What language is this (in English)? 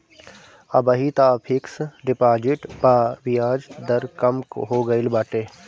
Bhojpuri